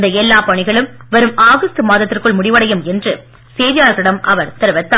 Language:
Tamil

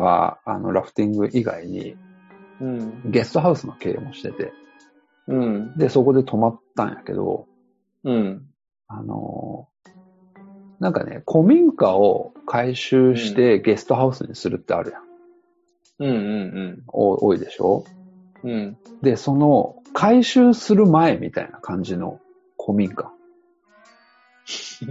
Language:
Japanese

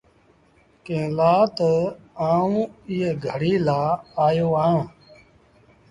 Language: Sindhi Bhil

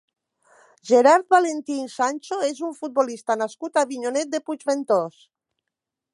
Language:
Catalan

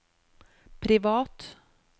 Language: Norwegian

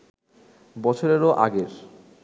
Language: Bangla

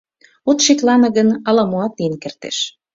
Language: Mari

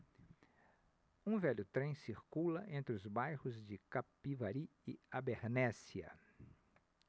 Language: Portuguese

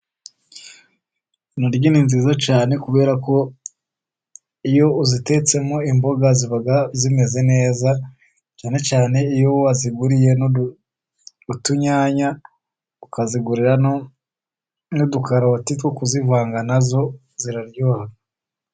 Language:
Kinyarwanda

